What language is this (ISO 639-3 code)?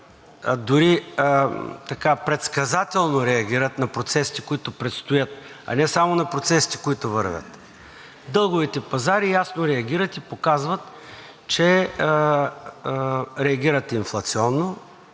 bul